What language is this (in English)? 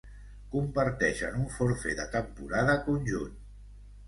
Catalan